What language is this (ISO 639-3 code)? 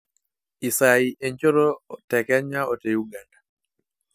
mas